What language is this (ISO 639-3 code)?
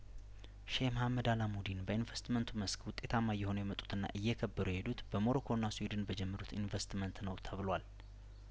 amh